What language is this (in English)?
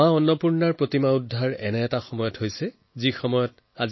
Assamese